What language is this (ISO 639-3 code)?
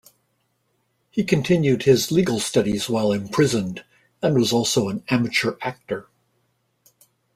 eng